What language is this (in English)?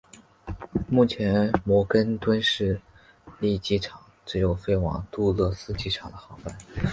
Chinese